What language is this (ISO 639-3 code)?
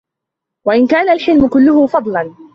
ara